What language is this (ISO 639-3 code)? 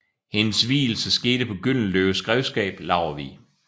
dan